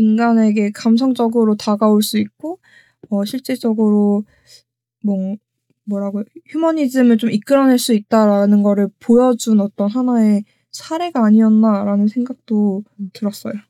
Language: Korean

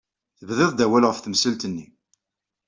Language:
Kabyle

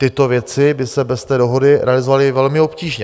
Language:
Czech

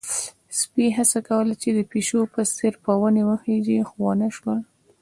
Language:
Pashto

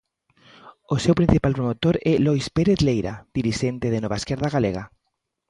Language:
Galician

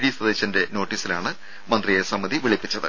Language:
Malayalam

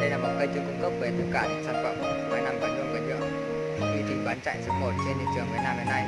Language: Vietnamese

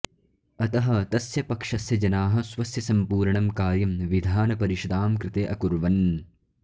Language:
Sanskrit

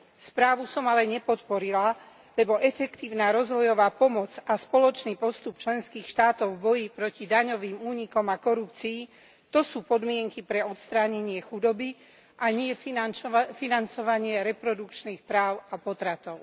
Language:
Slovak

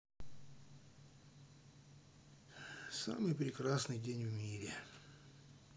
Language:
Russian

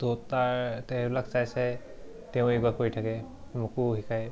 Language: Assamese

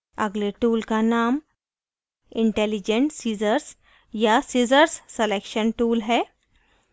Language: Hindi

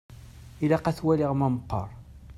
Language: Kabyle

